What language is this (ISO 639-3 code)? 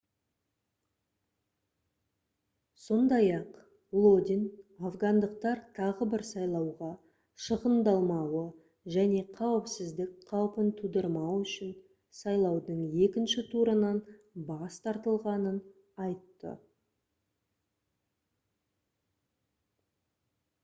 kaz